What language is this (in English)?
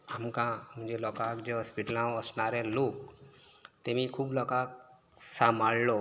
Konkani